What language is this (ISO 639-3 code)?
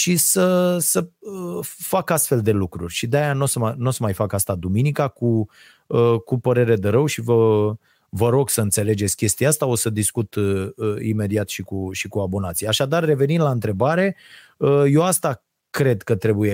ron